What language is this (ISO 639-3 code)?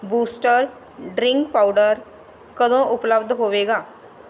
pan